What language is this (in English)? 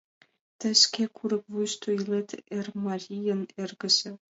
Mari